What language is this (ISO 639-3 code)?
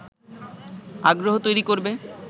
ben